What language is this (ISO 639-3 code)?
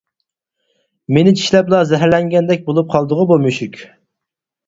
uig